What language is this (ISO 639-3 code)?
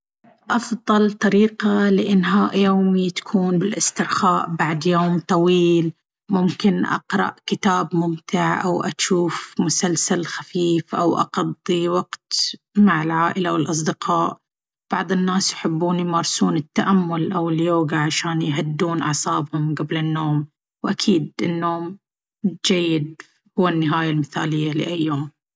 abv